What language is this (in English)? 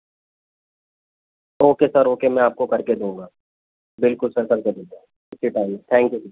Urdu